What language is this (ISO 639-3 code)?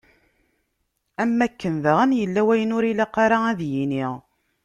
kab